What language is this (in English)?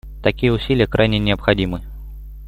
Russian